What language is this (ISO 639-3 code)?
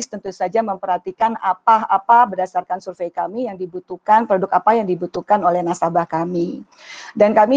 ind